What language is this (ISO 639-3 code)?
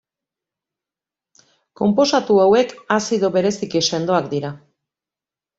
eus